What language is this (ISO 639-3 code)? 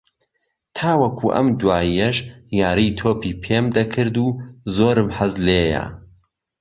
ckb